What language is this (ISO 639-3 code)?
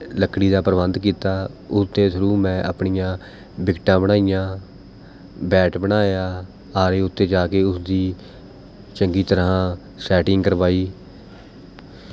pan